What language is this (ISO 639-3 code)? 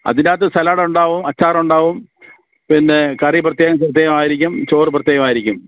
mal